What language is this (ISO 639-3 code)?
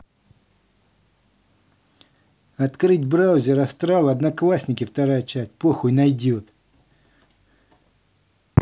rus